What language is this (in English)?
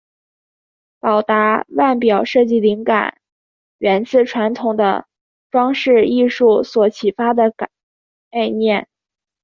Chinese